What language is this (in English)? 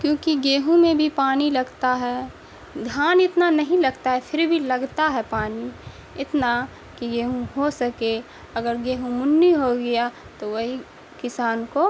Urdu